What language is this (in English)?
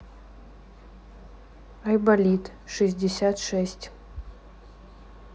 Russian